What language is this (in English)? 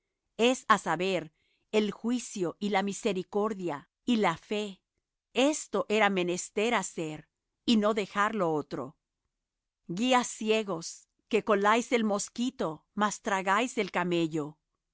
Spanish